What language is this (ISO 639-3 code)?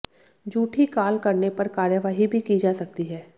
hin